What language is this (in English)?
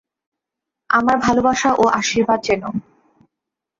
Bangla